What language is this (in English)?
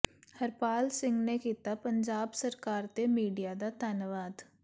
Punjabi